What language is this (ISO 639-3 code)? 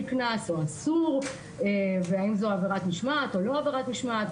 heb